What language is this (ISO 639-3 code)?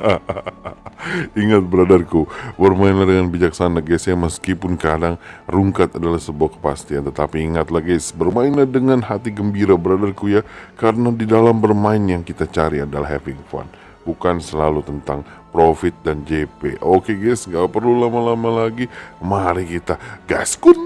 ind